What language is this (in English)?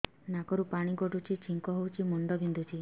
Odia